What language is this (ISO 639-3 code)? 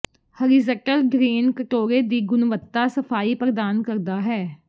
pan